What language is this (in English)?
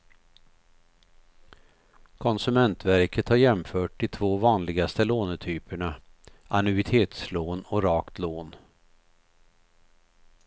Swedish